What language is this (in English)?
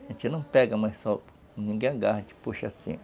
Portuguese